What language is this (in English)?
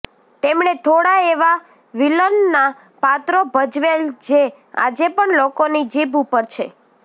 Gujarati